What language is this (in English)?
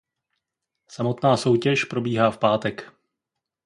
Czech